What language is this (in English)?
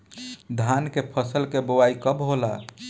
Bhojpuri